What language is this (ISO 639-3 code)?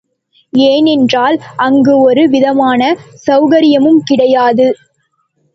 tam